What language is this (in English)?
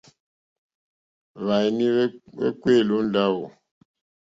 Mokpwe